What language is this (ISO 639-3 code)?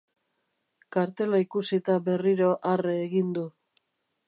eus